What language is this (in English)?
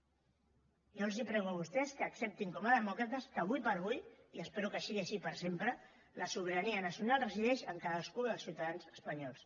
Catalan